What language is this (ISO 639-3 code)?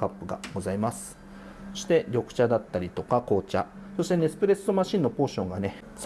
jpn